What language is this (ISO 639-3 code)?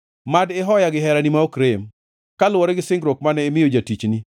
luo